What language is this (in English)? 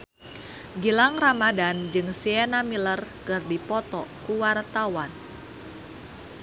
Sundanese